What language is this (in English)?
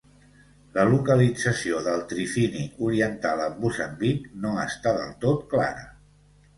Catalan